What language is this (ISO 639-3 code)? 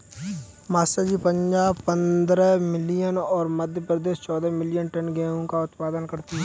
hin